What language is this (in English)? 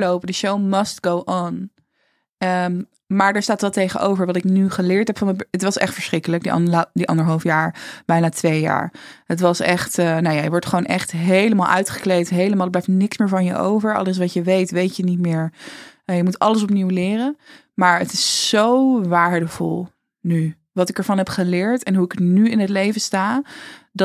Dutch